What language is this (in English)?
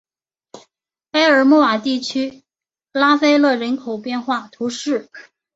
Chinese